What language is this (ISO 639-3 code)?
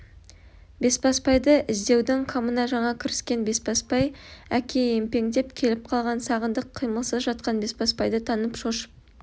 kaz